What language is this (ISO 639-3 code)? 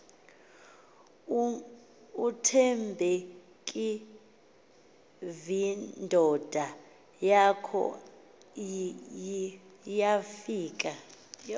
xho